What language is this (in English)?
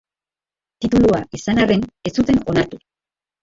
Basque